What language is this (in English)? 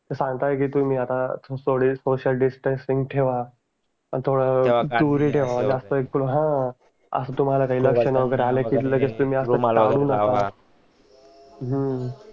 Marathi